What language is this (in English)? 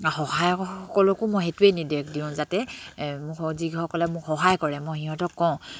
Assamese